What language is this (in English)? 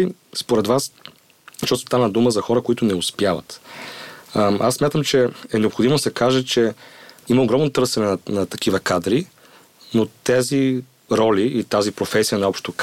Bulgarian